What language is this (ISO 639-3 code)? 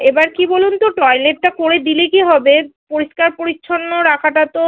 ben